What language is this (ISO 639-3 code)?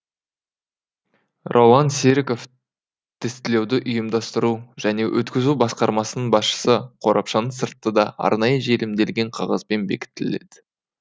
kaz